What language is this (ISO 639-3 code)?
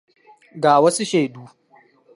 hau